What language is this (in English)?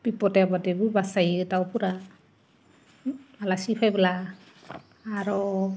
Bodo